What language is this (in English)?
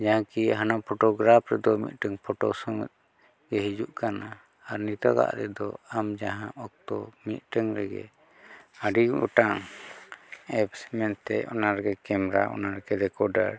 Santali